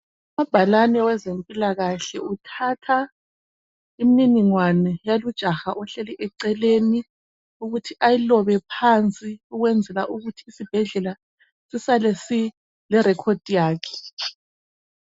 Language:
North Ndebele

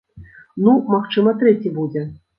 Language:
Belarusian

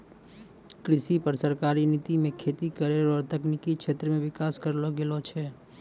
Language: Maithili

